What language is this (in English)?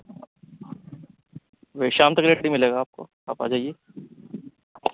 Urdu